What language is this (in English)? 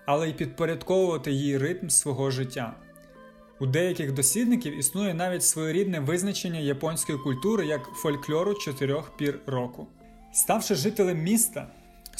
Ukrainian